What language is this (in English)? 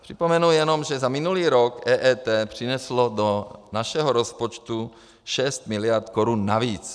Czech